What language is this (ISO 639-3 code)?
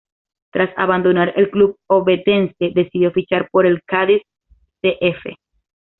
spa